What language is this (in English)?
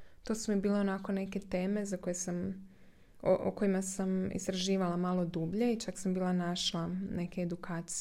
Croatian